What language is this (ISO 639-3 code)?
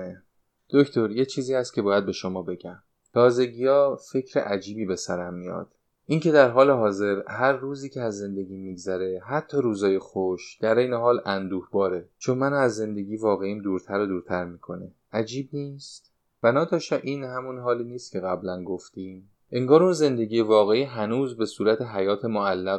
fas